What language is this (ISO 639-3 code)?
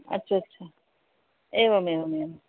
san